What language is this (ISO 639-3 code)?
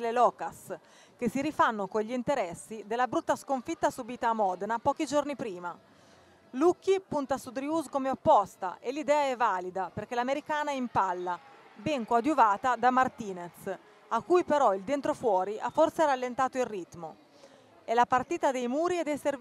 ita